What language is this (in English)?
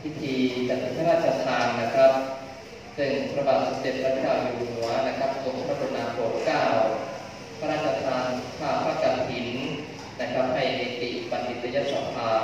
Thai